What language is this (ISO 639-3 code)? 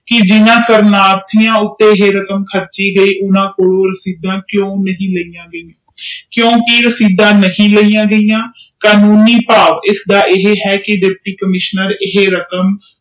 pan